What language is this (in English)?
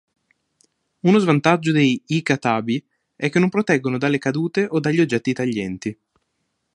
Italian